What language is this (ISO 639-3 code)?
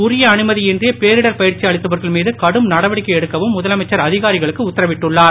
tam